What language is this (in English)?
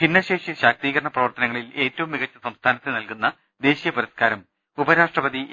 Malayalam